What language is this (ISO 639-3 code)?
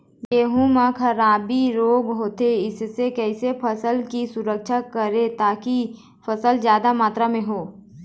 hne